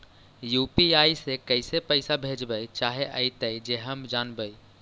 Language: Magahi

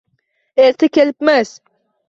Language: Uzbek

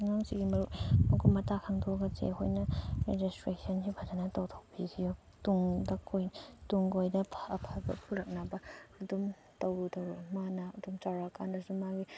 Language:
Manipuri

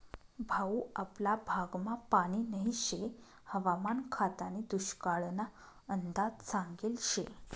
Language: Marathi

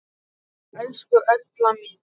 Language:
Icelandic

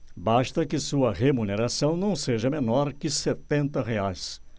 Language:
Portuguese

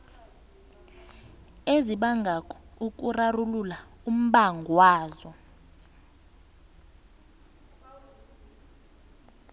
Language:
South Ndebele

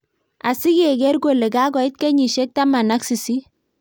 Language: Kalenjin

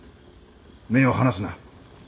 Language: Japanese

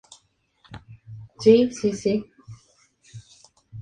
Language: Spanish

